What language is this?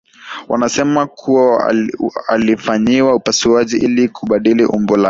Swahili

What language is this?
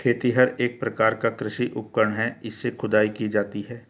Hindi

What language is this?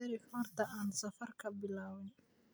Somali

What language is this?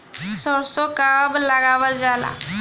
Bhojpuri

